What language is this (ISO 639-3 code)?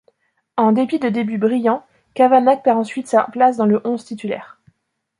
fra